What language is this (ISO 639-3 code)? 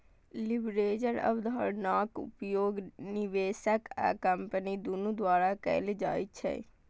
mai